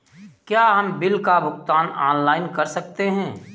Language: Hindi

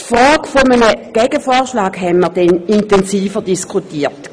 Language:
Swiss German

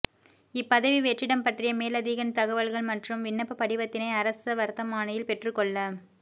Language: Tamil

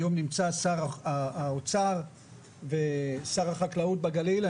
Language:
Hebrew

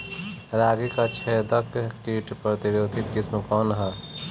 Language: Bhojpuri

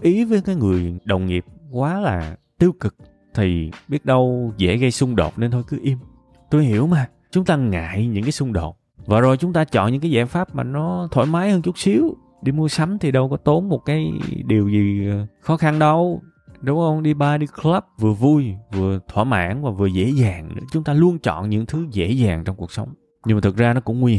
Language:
Vietnamese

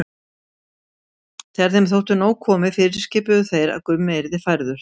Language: Icelandic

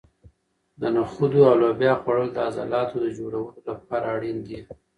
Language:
Pashto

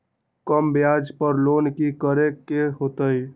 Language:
Magahi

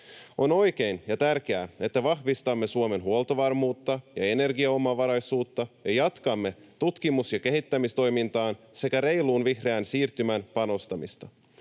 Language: Finnish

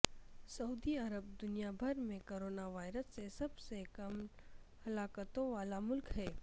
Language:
Urdu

